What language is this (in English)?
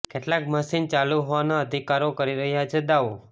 Gujarati